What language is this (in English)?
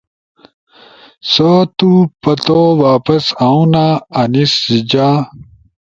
Ushojo